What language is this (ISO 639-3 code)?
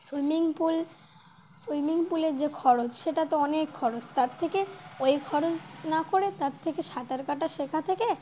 ben